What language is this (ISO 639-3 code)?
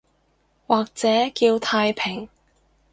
yue